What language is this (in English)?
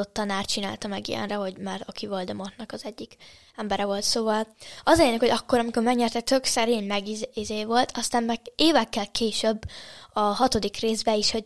Hungarian